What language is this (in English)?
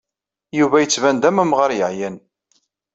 Kabyle